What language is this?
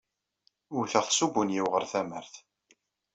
Kabyle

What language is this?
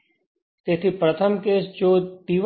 Gujarati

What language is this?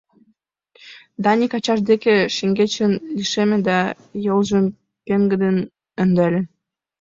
Mari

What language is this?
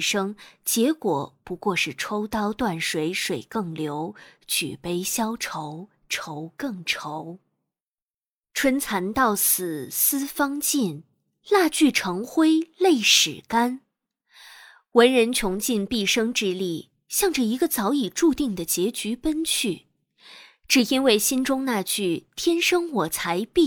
Chinese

